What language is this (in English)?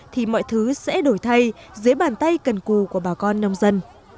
Vietnamese